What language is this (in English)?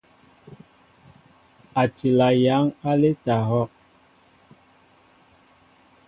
Mbo (Cameroon)